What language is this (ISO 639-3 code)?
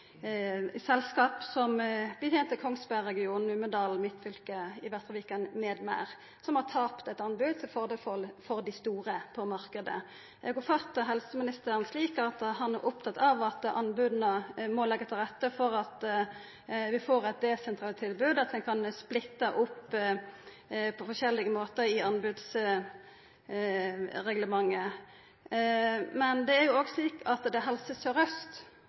nno